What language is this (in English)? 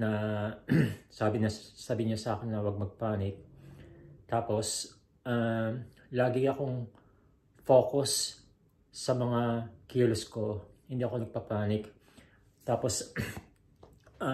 Filipino